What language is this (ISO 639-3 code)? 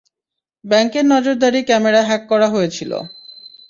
ben